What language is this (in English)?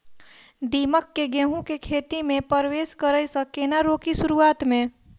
Maithili